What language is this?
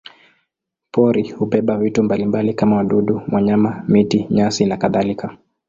Swahili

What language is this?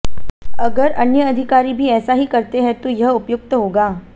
Hindi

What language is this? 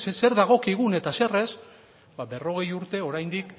Basque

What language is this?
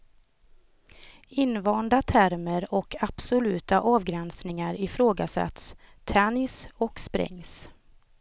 Swedish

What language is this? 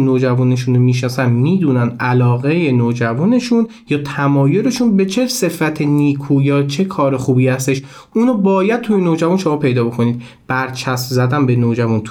Persian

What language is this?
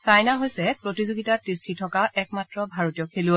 Assamese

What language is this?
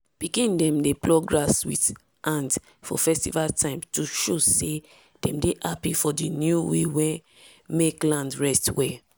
Nigerian Pidgin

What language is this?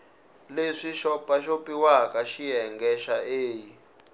Tsonga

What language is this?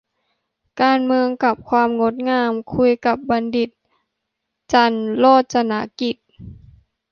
Thai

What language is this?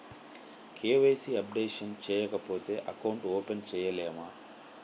Telugu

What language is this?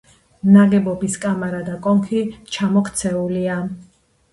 Georgian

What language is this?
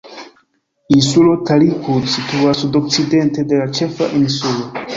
Esperanto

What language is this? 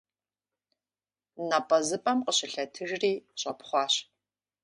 Kabardian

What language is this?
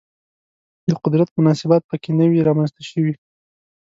Pashto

